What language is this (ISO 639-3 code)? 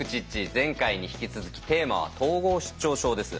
jpn